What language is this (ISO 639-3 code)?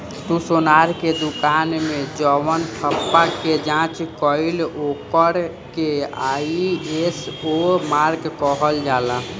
bho